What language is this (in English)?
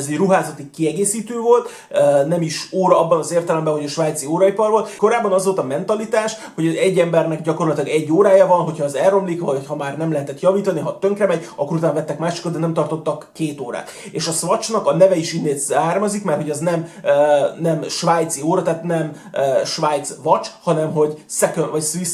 Hungarian